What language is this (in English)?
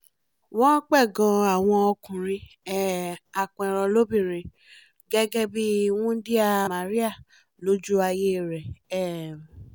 Yoruba